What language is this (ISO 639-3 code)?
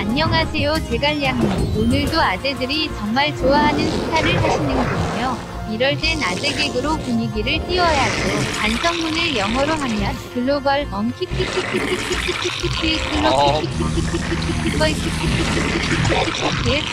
kor